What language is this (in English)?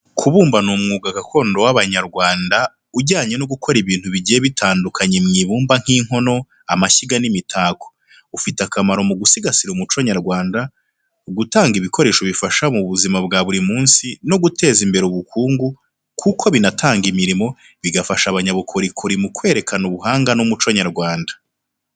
Kinyarwanda